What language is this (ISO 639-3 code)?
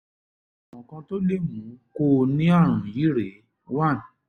yor